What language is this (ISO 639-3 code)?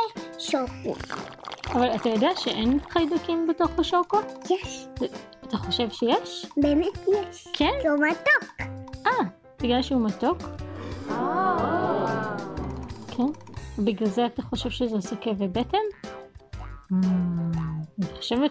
heb